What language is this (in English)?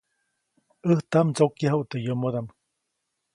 Copainalá Zoque